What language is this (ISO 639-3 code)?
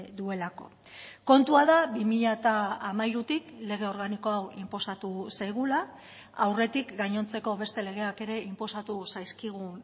eus